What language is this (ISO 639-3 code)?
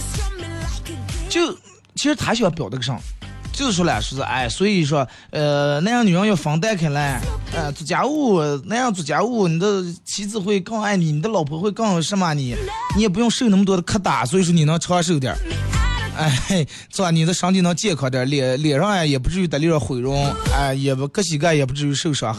zho